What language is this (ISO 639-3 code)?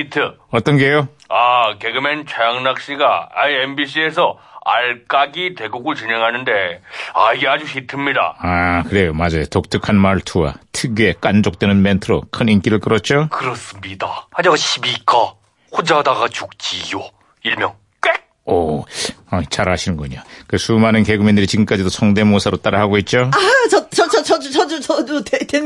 kor